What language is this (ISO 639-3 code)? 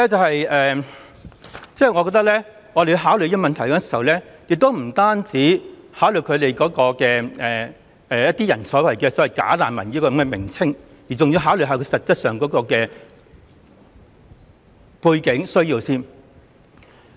yue